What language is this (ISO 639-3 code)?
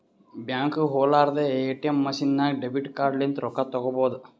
kan